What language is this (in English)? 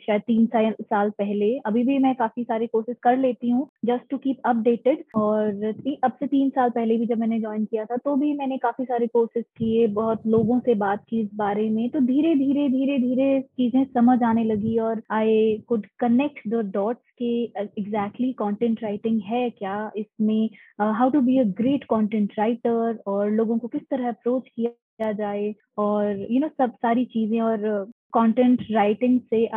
Hindi